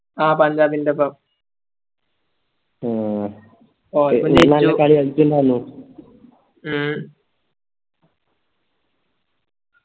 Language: Malayalam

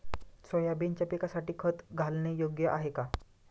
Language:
Marathi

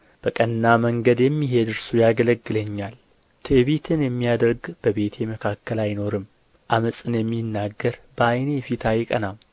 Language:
Amharic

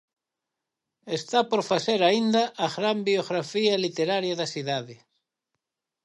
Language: Galician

